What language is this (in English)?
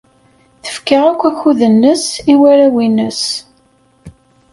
Kabyle